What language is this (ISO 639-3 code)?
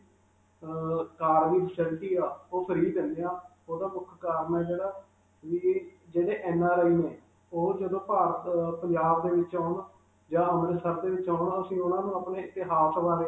pan